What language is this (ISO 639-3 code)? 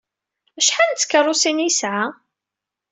kab